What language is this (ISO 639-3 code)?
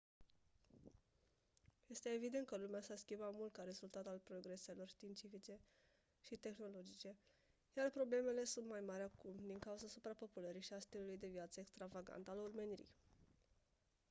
ron